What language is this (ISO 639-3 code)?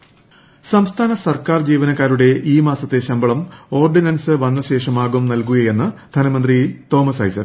mal